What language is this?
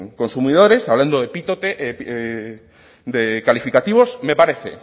Spanish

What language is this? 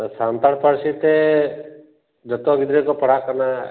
Santali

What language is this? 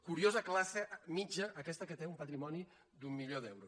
Catalan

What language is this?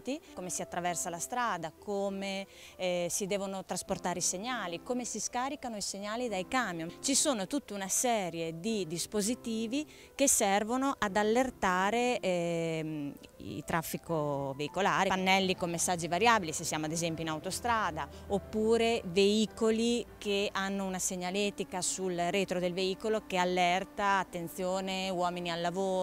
Italian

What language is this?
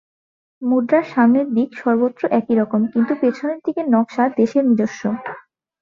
Bangla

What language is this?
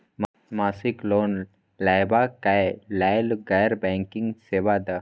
Maithili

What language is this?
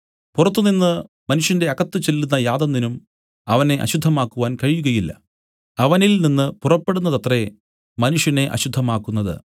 Malayalam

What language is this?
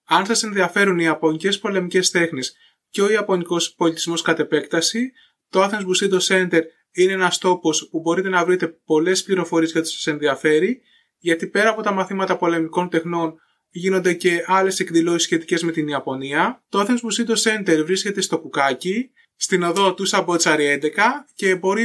Greek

